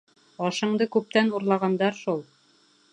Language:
Bashkir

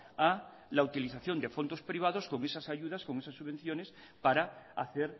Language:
Spanish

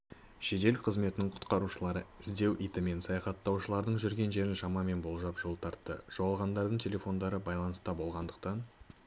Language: Kazakh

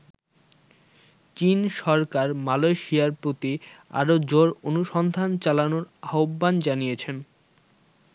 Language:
Bangla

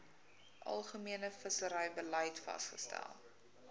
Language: Afrikaans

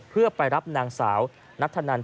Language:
Thai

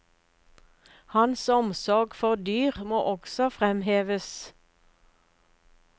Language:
Norwegian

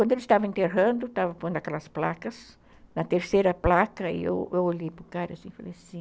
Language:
Portuguese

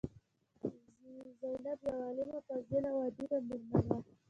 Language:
Pashto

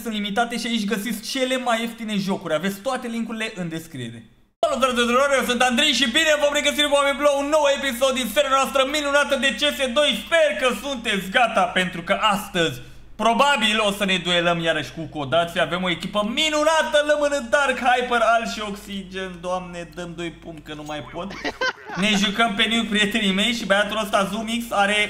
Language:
Romanian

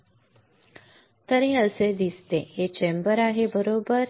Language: Marathi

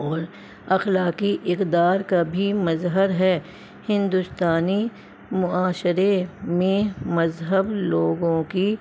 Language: Urdu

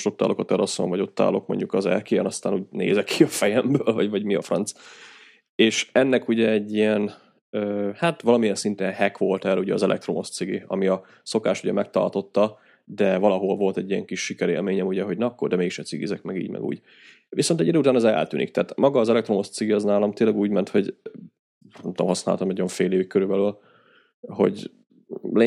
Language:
Hungarian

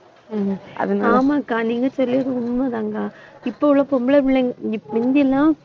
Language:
Tamil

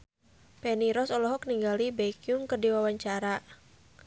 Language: Sundanese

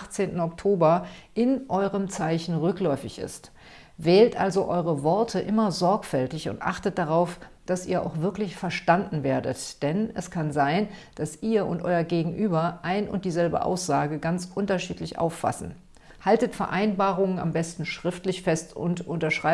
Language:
German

